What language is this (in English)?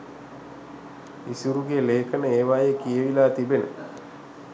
Sinhala